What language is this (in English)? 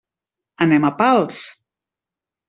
Catalan